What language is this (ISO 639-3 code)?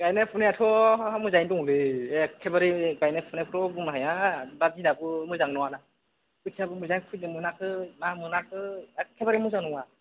brx